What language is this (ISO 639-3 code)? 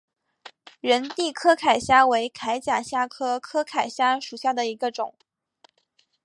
zho